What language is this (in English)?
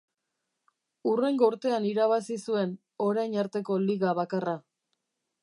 Basque